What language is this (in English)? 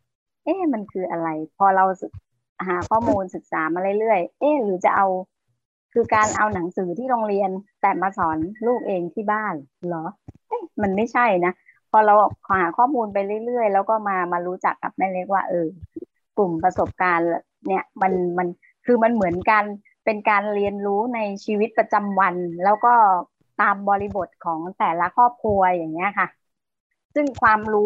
Thai